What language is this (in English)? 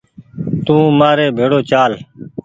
Goaria